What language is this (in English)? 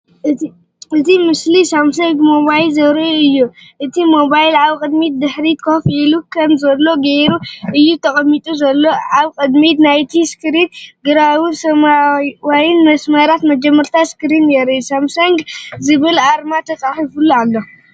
Tigrinya